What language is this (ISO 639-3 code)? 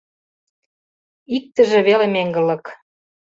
chm